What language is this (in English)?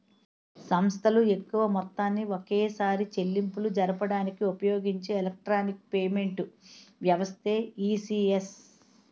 Telugu